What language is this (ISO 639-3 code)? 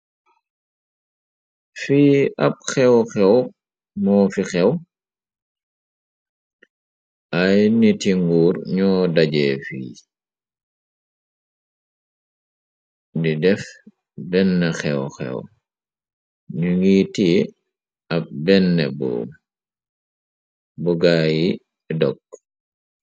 wol